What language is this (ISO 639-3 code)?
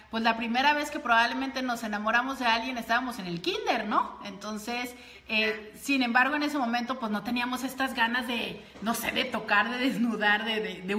spa